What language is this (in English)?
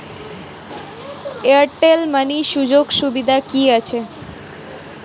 Bangla